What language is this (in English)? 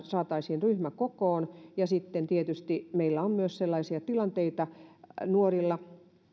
Finnish